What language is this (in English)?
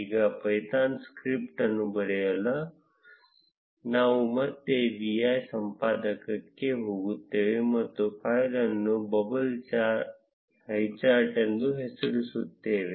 Kannada